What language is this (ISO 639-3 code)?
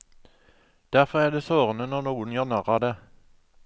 nor